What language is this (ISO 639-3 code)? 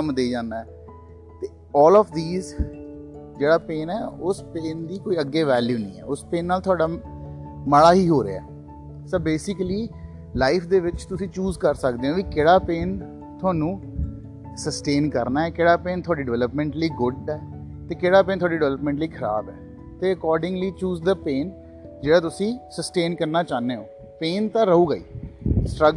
pan